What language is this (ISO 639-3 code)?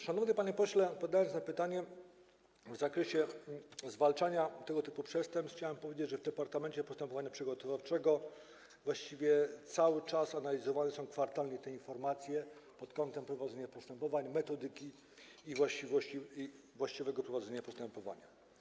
pol